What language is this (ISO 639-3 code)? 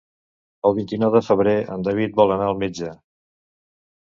cat